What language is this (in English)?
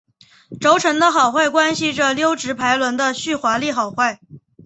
Chinese